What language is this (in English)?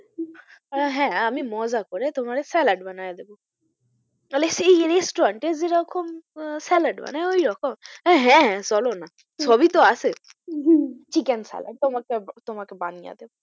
Bangla